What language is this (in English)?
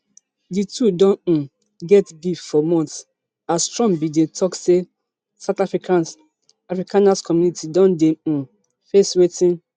Nigerian Pidgin